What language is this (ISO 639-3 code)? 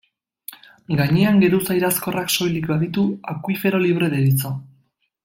eus